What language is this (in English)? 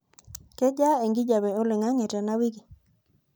Masai